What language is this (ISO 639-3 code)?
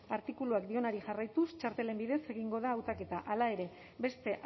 eus